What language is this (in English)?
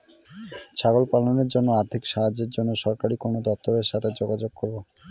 Bangla